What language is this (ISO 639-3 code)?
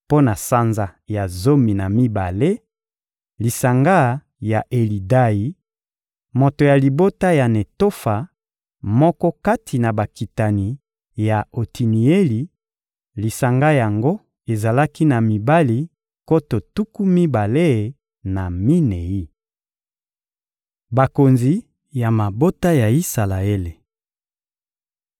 lin